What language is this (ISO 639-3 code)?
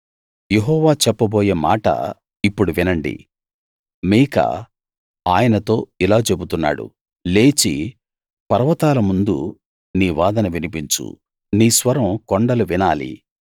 tel